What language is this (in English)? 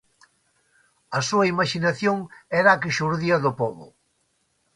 Galician